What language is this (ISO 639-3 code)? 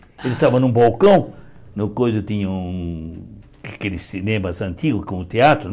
por